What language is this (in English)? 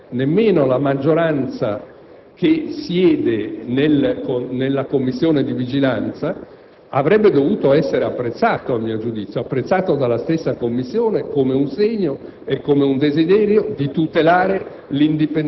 Italian